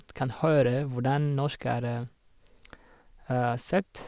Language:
Norwegian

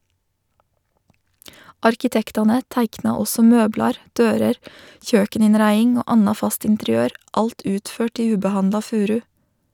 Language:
Norwegian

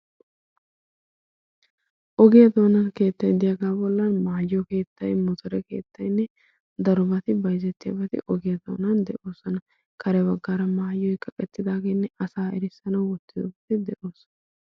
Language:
Wolaytta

